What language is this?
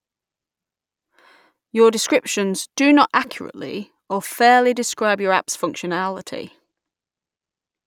English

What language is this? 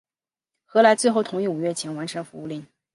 Chinese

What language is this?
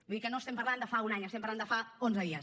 Catalan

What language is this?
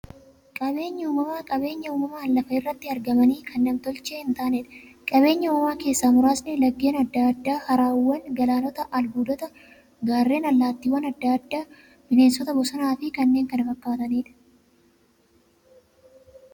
Oromo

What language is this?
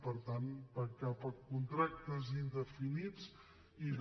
Catalan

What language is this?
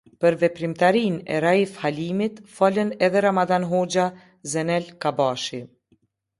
Albanian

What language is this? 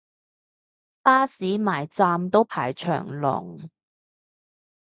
Cantonese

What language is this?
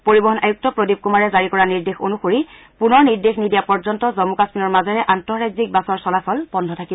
Assamese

